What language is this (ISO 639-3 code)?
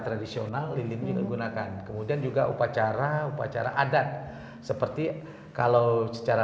ind